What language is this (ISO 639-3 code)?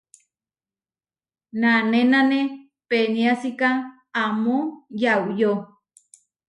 var